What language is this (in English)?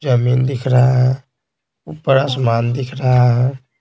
Hindi